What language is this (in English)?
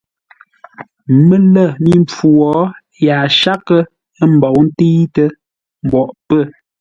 Ngombale